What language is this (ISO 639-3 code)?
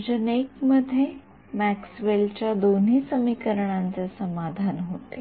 mar